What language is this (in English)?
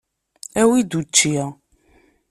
Kabyle